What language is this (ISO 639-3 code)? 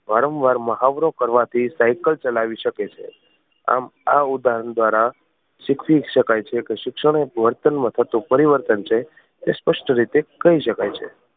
guj